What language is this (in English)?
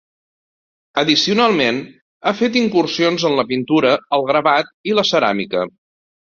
Catalan